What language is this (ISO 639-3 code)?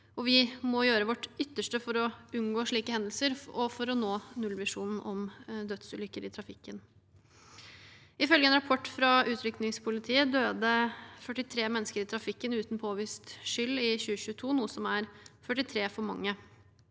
nor